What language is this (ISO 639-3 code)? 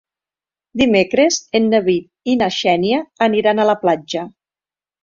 cat